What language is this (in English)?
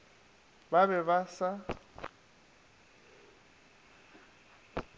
Northern Sotho